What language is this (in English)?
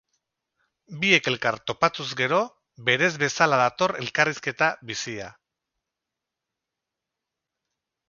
Basque